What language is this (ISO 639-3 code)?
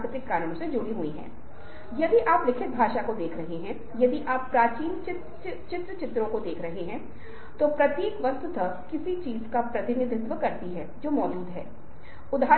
hin